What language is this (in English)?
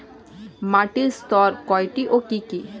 Bangla